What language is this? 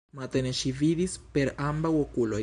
Esperanto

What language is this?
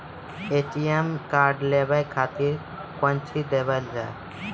Maithili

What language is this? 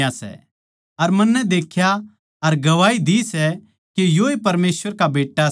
Haryanvi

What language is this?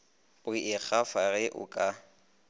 Northern Sotho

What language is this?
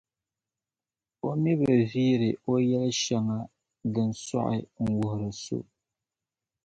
Dagbani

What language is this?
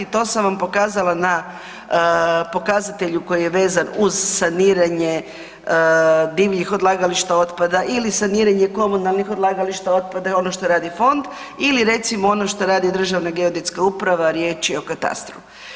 Croatian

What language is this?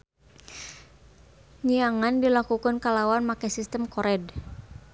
Sundanese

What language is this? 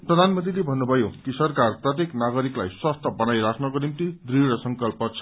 Nepali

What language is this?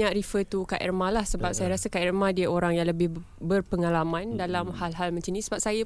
Malay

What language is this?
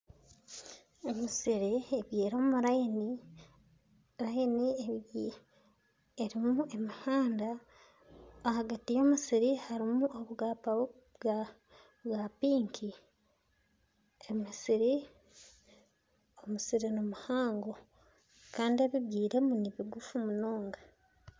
Nyankole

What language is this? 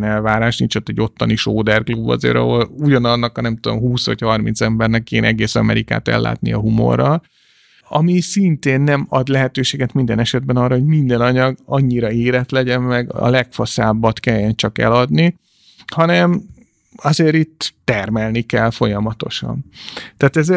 Hungarian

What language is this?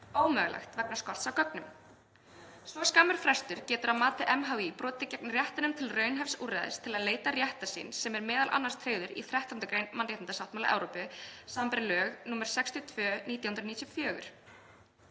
Icelandic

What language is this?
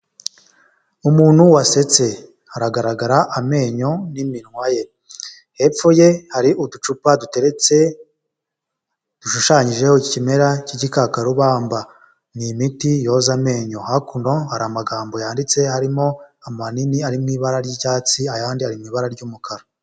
Kinyarwanda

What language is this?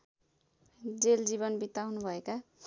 Nepali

